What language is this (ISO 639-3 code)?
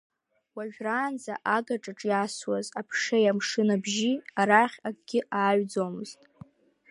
abk